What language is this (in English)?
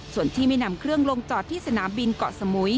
Thai